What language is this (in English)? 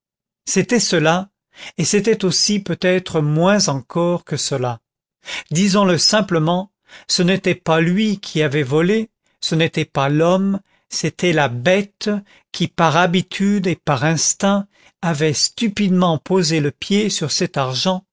French